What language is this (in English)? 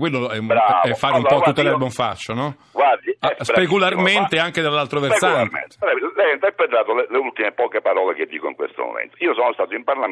Italian